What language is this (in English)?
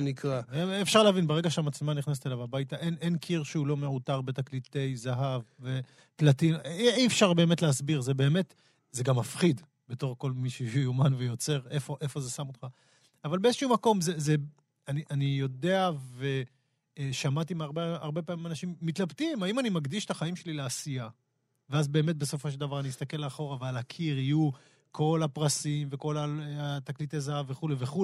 Hebrew